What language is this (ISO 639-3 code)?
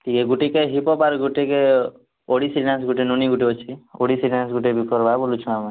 ori